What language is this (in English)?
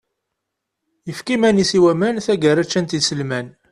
Kabyle